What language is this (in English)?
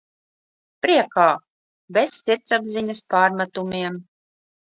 Latvian